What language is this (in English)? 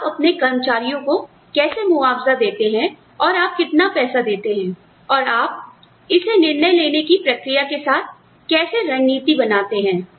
Hindi